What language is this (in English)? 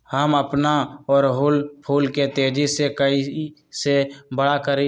Magahi